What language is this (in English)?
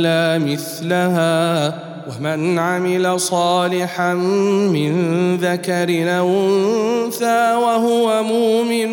Arabic